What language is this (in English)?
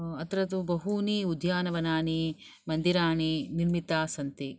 Sanskrit